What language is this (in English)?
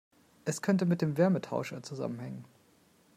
German